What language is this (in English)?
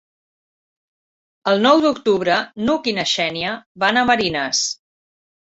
Catalan